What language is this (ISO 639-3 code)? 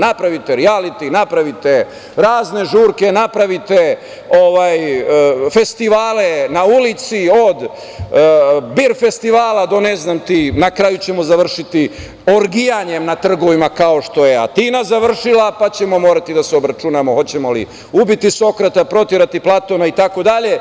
srp